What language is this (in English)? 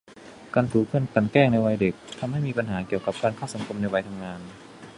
Thai